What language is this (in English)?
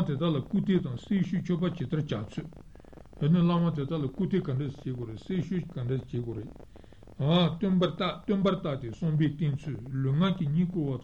Italian